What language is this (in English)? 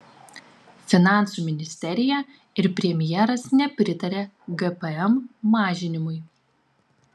Lithuanian